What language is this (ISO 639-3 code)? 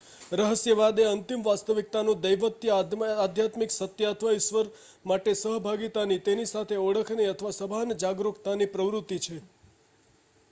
guj